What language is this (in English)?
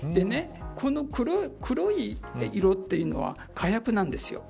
Japanese